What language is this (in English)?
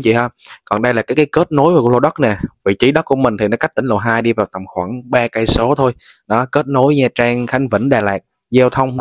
Vietnamese